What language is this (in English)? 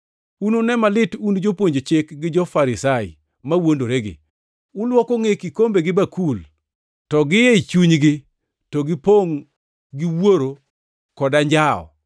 Luo (Kenya and Tanzania)